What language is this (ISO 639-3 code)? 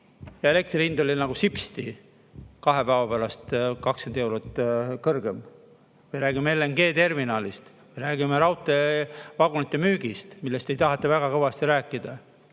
est